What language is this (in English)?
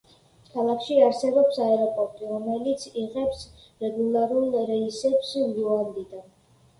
Georgian